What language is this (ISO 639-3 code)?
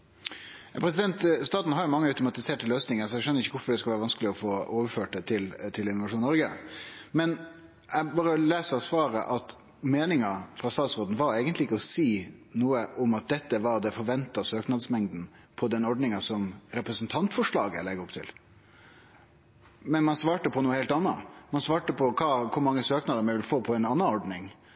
nno